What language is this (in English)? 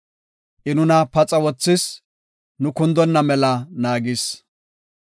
Gofa